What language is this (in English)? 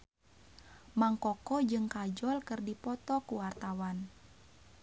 Sundanese